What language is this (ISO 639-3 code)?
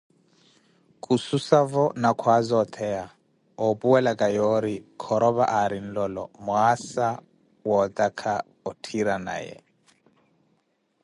eko